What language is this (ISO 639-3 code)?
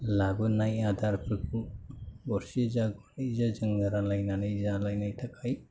brx